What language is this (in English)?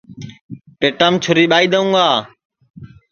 Sansi